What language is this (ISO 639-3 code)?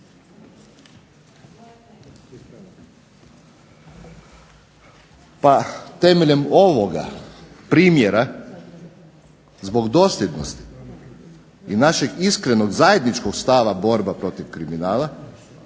hrv